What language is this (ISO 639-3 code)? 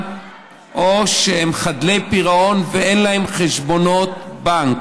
heb